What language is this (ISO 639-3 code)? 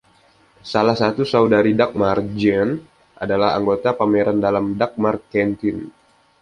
ind